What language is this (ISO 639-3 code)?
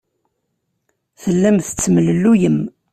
kab